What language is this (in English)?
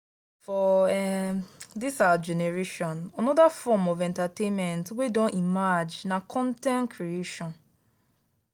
Nigerian Pidgin